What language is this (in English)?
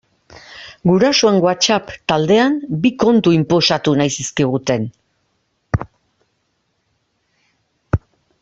Basque